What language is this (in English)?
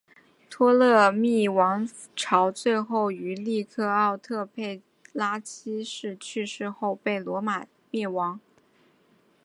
Chinese